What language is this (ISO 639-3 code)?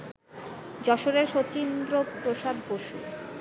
ben